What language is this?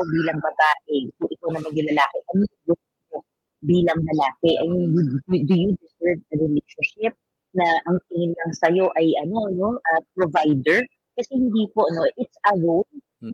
Filipino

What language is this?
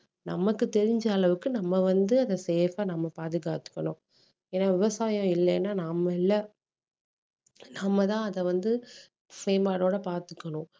Tamil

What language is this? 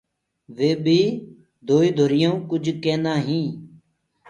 Gurgula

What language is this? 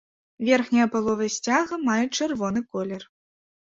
Belarusian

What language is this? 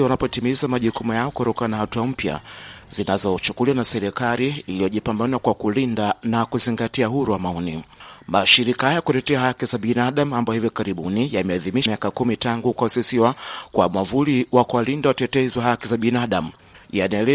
Swahili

